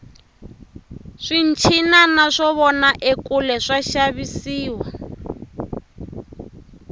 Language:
Tsonga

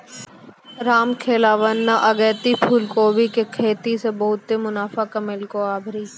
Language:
Maithili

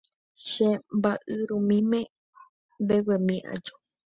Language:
Guarani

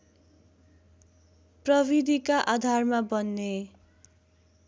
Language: Nepali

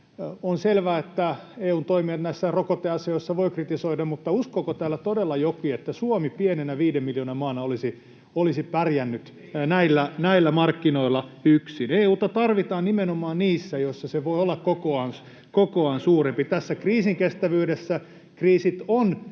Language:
Finnish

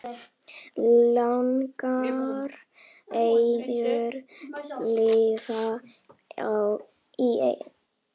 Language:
Icelandic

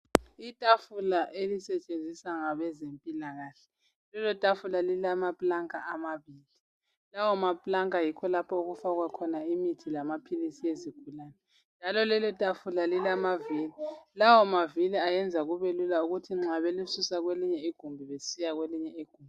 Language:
North Ndebele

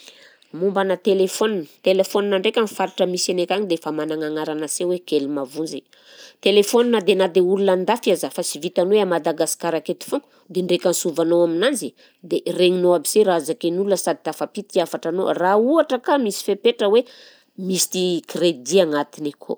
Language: Southern Betsimisaraka Malagasy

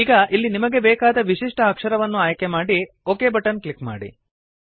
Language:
Kannada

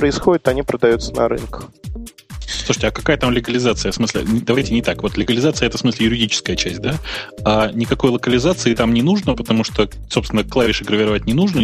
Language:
Russian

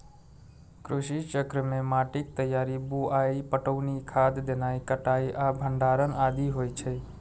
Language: Maithili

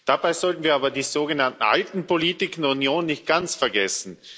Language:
German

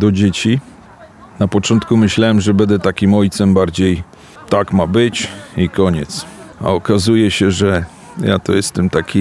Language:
Polish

